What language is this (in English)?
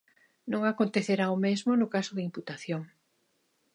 Galician